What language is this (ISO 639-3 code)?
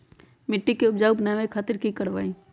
mag